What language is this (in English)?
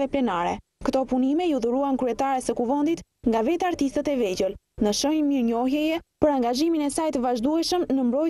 Romanian